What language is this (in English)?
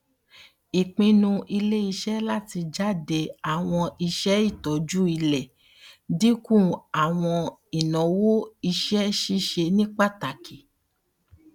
Yoruba